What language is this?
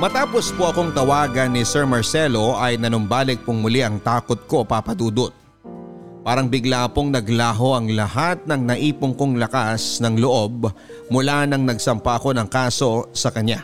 Filipino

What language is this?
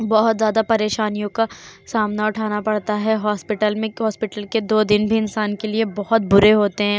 Urdu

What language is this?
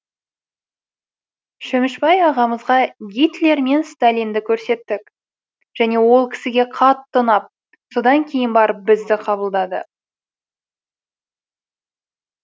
Kazakh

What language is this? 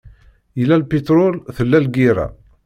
Kabyle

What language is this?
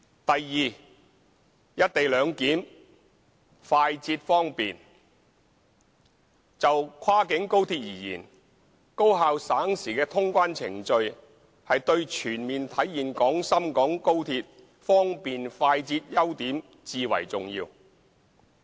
Cantonese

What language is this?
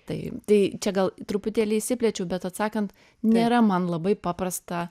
Lithuanian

